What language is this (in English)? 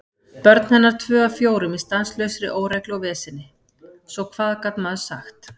Icelandic